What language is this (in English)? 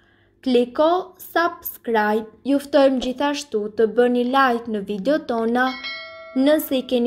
Romanian